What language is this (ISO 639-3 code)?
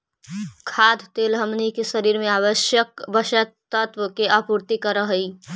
mag